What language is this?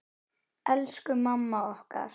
Icelandic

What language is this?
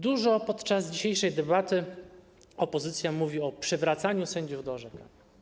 Polish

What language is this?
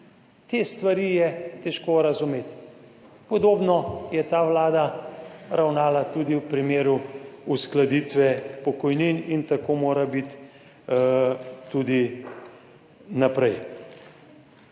Slovenian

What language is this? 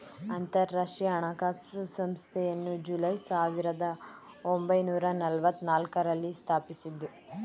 Kannada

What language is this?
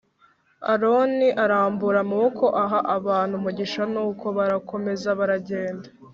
Kinyarwanda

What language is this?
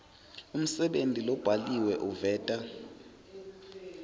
Swati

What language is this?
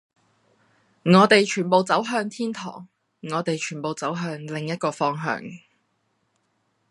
Cantonese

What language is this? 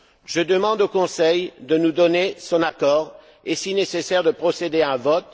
French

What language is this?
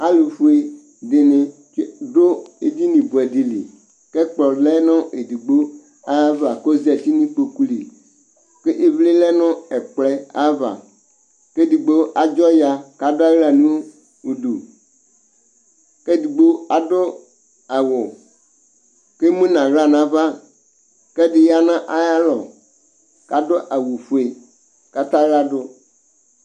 Ikposo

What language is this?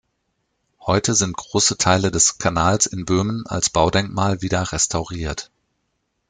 German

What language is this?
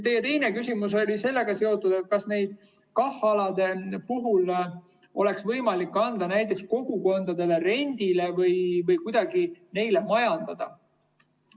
Estonian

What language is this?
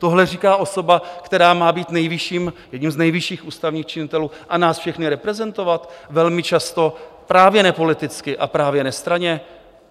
Czech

